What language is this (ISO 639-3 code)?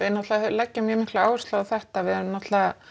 isl